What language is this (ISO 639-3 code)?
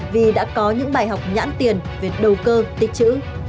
vie